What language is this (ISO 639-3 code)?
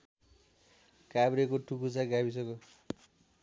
nep